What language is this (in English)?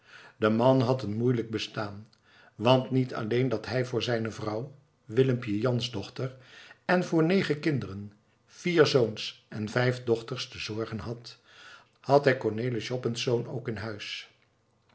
Dutch